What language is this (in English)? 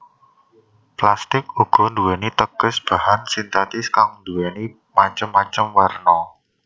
Javanese